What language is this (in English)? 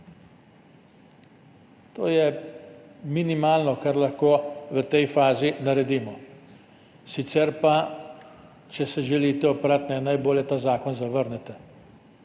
Slovenian